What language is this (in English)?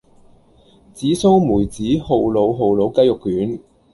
Cantonese